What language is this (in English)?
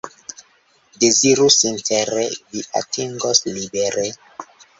Esperanto